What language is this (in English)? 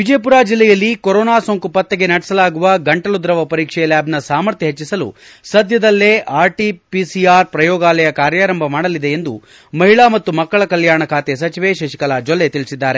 Kannada